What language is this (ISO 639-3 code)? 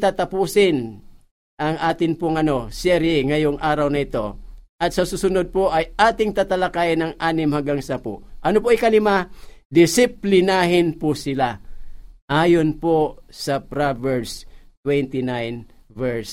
fil